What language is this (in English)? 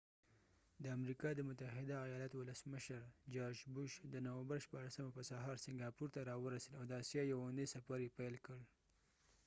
Pashto